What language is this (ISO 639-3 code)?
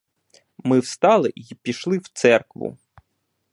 ukr